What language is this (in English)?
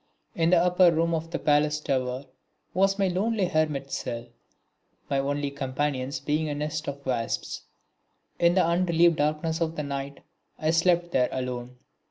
English